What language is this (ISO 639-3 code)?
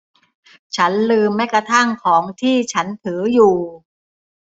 tha